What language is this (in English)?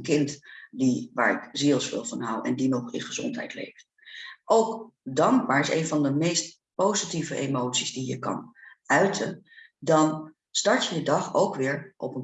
Dutch